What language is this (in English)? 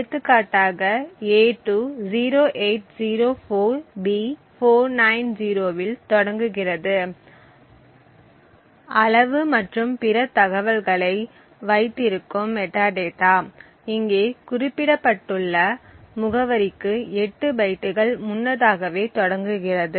Tamil